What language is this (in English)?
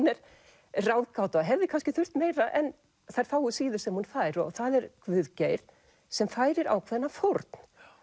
Icelandic